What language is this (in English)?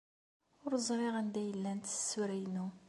Kabyle